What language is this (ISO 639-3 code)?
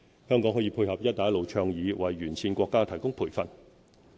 yue